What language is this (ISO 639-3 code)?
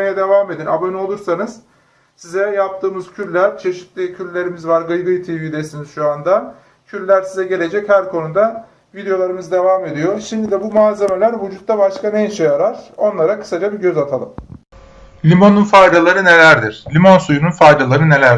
tur